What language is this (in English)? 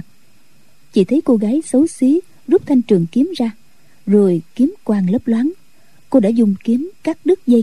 Vietnamese